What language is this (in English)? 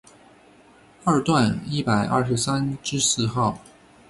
Chinese